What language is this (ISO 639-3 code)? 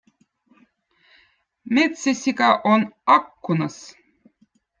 vot